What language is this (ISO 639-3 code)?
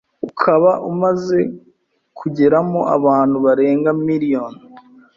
kin